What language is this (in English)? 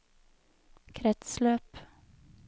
Norwegian